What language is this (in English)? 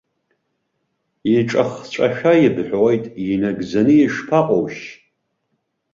Abkhazian